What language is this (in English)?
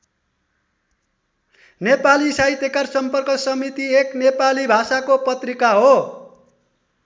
Nepali